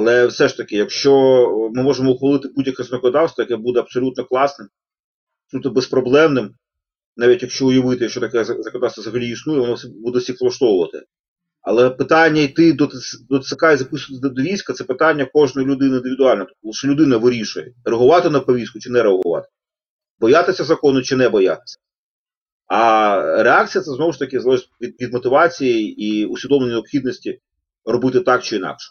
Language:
Ukrainian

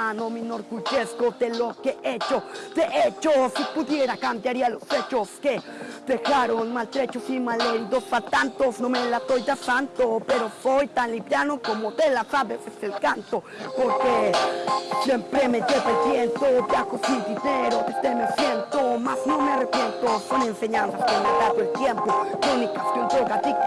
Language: Spanish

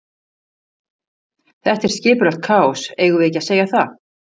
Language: Icelandic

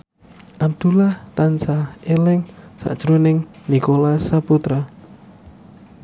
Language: Javanese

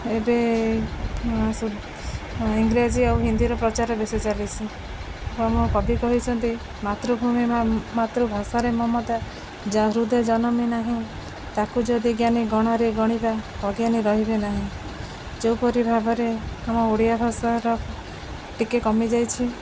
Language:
Odia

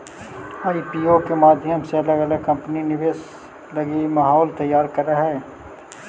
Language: Magahi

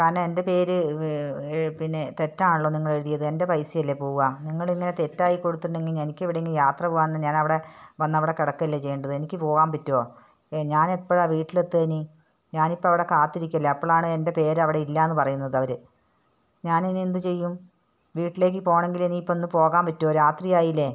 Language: Malayalam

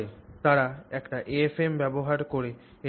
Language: Bangla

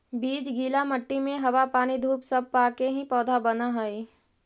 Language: Magahi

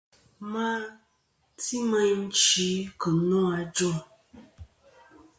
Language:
Kom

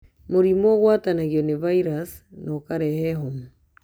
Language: Kikuyu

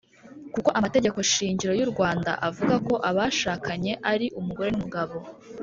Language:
Kinyarwanda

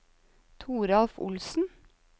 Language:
Norwegian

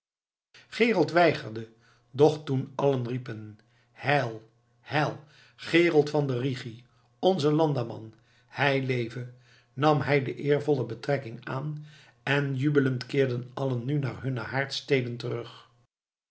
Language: Dutch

